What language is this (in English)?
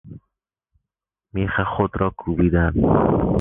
Persian